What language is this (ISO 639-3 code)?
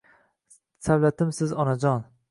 uzb